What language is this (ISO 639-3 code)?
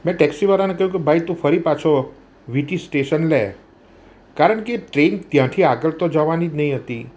guj